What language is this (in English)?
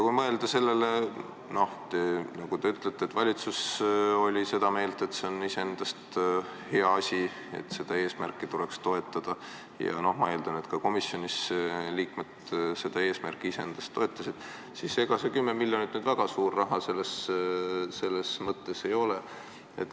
Estonian